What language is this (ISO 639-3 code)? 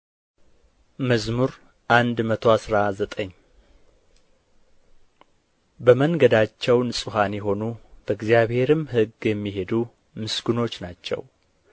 amh